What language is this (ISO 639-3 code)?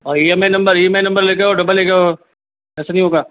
hin